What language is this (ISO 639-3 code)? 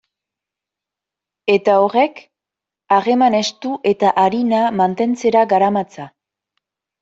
eus